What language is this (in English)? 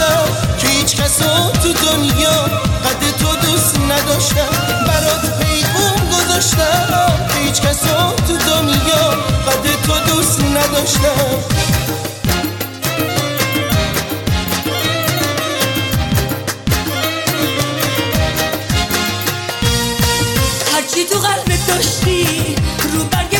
Persian